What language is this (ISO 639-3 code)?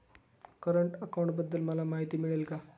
mar